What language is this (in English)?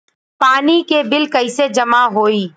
Bhojpuri